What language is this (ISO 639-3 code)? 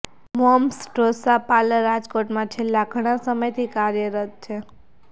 guj